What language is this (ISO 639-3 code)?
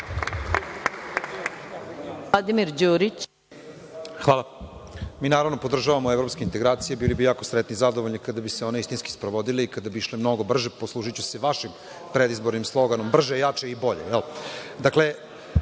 srp